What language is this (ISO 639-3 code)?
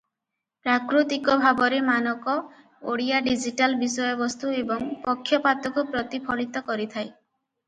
ori